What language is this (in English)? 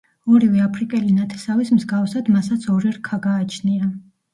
Georgian